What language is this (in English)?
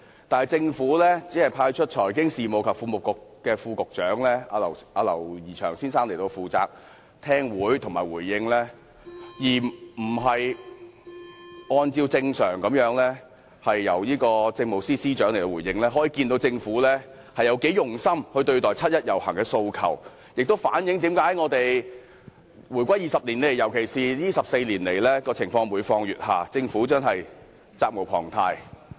Cantonese